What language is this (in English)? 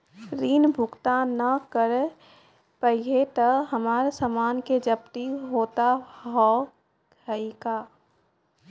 Maithili